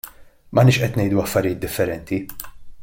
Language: Maltese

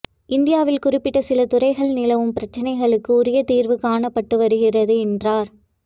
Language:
Tamil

